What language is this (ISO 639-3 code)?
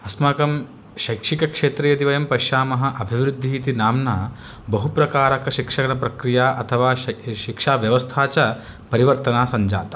san